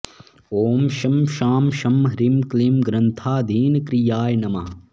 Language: Sanskrit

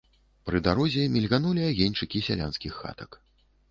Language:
Belarusian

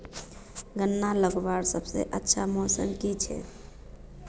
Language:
Magahi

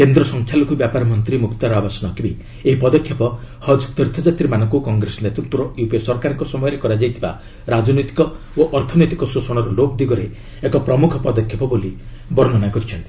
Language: Odia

